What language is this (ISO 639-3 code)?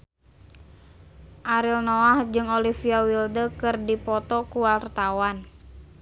sun